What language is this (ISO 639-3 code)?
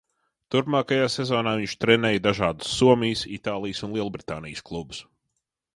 lav